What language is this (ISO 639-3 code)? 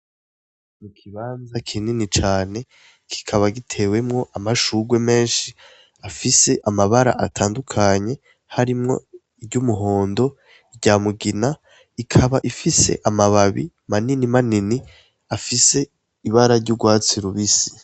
run